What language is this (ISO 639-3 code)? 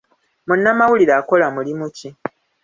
lug